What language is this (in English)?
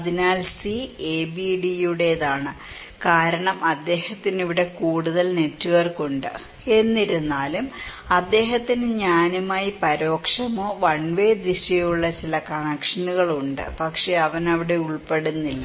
Malayalam